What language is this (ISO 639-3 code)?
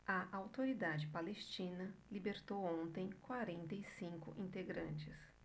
por